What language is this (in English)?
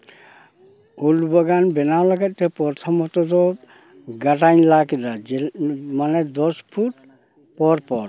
Santali